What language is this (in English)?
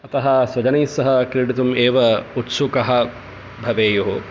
Sanskrit